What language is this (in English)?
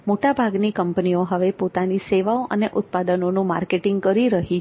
Gujarati